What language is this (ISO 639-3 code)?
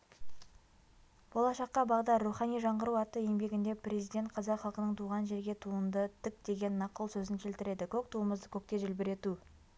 kaz